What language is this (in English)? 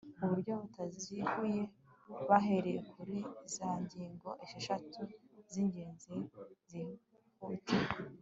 Kinyarwanda